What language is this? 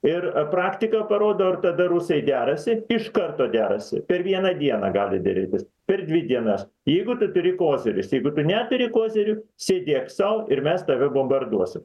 Lithuanian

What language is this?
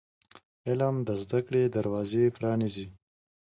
Pashto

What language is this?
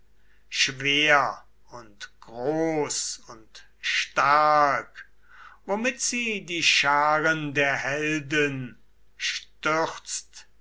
German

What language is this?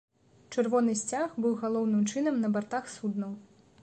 Belarusian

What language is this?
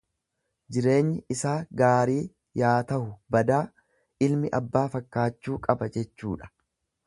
Oromo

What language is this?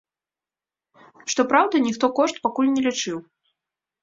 Belarusian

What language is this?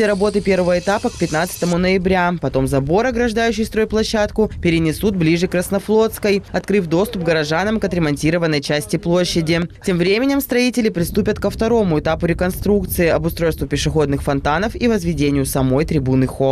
Russian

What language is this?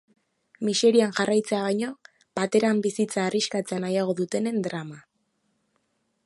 Basque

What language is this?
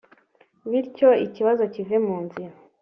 Kinyarwanda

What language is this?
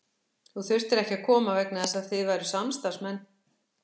Icelandic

